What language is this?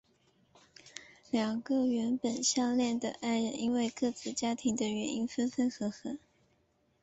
Chinese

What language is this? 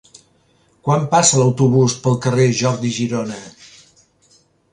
Catalan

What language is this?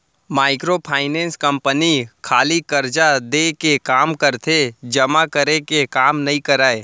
Chhattisgarhi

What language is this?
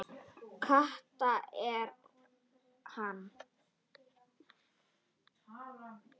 Icelandic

